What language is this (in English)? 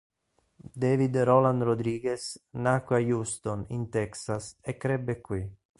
Italian